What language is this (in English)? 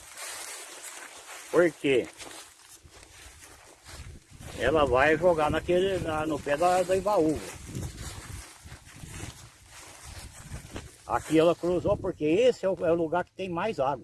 Portuguese